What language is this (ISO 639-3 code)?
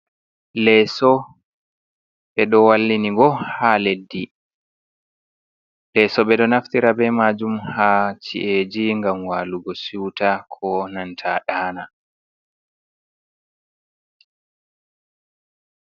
ful